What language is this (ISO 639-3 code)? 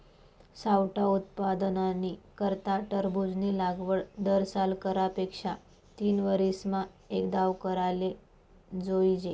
mar